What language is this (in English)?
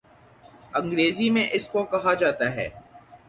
Urdu